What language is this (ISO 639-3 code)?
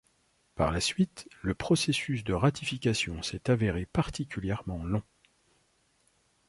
fra